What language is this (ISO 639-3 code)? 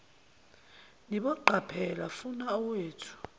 zul